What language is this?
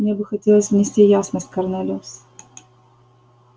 Russian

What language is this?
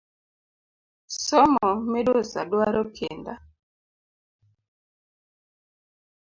Luo (Kenya and Tanzania)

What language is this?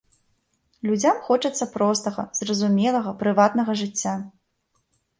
Belarusian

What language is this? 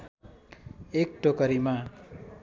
Nepali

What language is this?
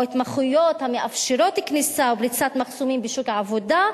Hebrew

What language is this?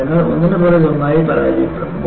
Malayalam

